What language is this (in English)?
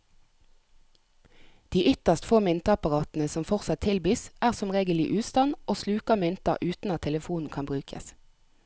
Norwegian